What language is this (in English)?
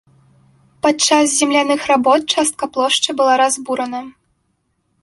Belarusian